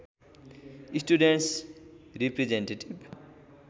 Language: Nepali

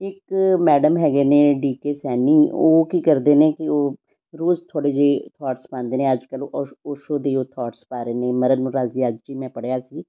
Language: Punjabi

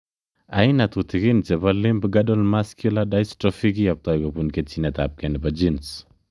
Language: Kalenjin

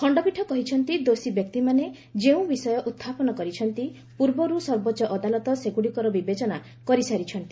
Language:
Odia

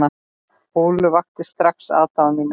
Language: Icelandic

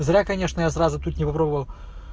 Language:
Russian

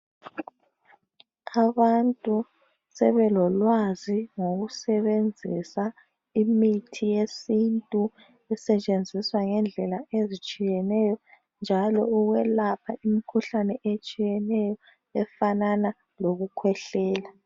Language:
North Ndebele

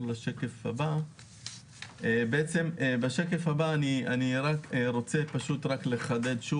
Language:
Hebrew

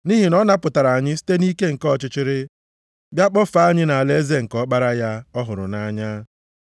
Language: Igbo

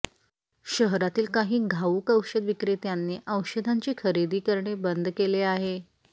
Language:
Marathi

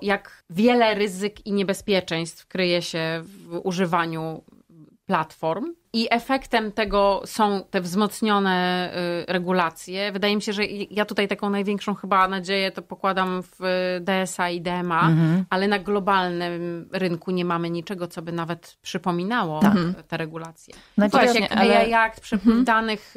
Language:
Polish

